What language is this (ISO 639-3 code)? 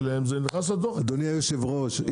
heb